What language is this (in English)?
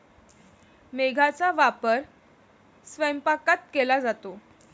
Marathi